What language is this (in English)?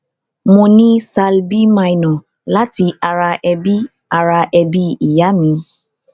Yoruba